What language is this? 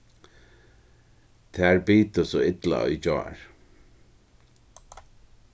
Faroese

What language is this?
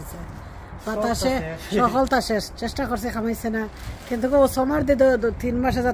Arabic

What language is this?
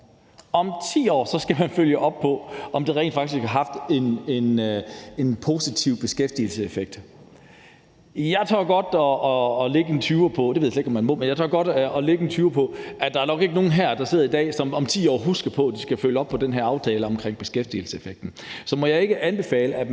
Danish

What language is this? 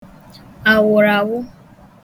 Igbo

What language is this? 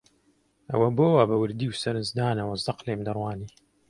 Central Kurdish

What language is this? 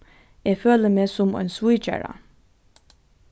Faroese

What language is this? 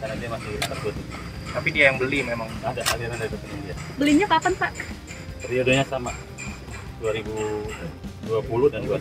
Indonesian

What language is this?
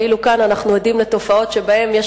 Hebrew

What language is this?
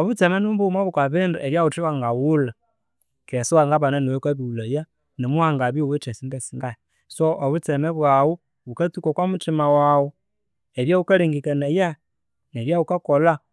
Konzo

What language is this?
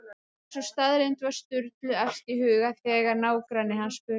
Icelandic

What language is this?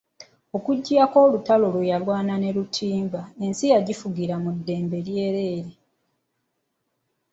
Ganda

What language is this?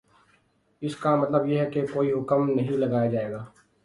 Urdu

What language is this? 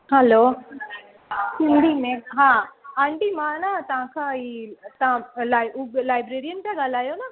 Sindhi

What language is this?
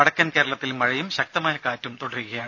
Malayalam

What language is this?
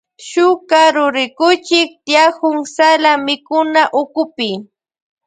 Loja Highland Quichua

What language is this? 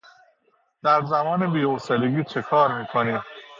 Persian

